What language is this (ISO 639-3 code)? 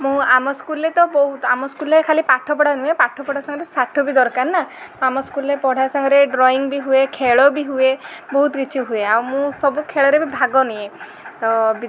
ori